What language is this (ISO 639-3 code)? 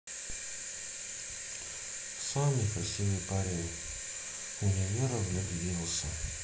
rus